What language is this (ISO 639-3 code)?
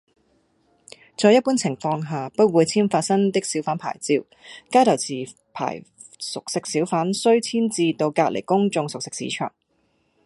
yue